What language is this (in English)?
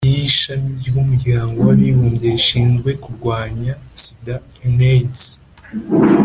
Kinyarwanda